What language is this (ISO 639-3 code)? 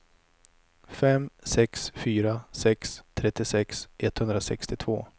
swe